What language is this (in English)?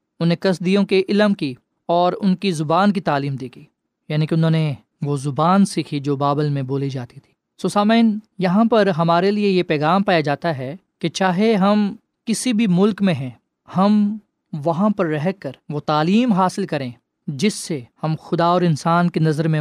Urdu